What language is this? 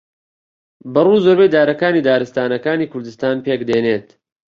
Central Kurdish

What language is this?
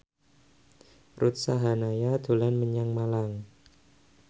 Javanese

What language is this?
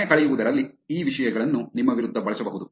Kannada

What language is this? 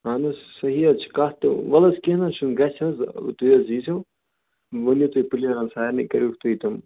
Kashmiri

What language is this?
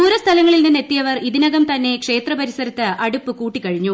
Malayalam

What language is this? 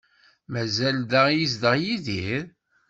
Kabyle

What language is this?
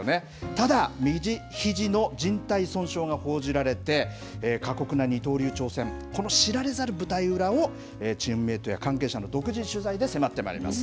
Japanese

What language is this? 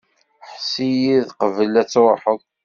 Kabyle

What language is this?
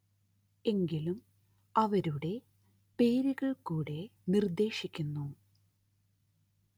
Malayalam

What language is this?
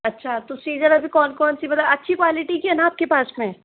Hindi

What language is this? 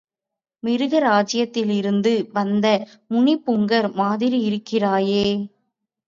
Tamil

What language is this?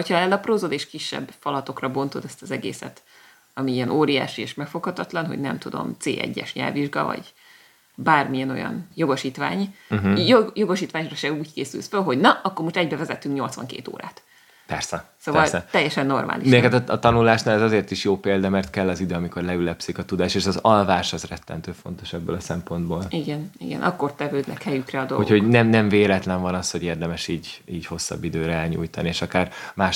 Hungarian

